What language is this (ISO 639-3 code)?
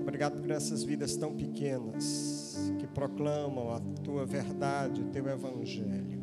por